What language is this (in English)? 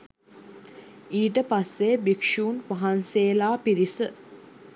Sinhala